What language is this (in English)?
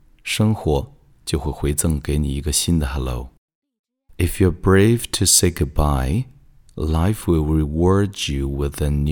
Chinese